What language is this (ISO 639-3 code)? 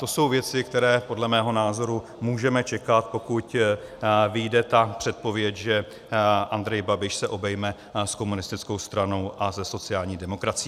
ces